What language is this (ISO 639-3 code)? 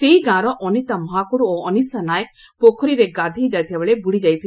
ori